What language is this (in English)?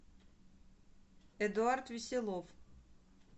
Russian